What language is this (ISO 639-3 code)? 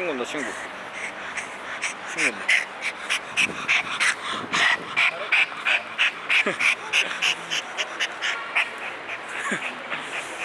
kor